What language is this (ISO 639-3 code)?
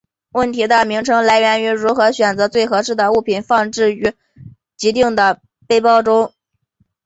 zho